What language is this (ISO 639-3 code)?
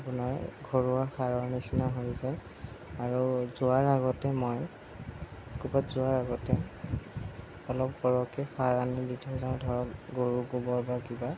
asm